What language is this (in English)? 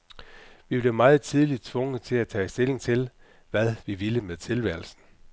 Danish